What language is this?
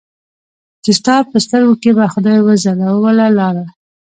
Pashto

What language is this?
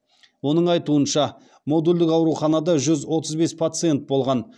Kazakh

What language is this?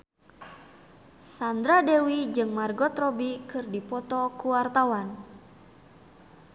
Sundanese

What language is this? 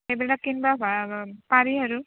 Assamese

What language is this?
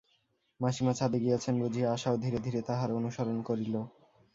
Bangla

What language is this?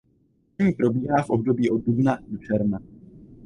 Czech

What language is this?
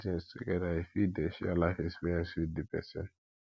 Nigerian Pidgin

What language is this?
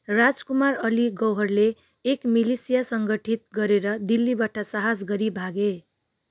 Nepali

